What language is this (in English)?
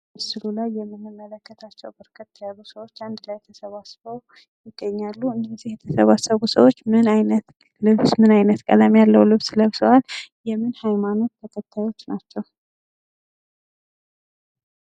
Amharic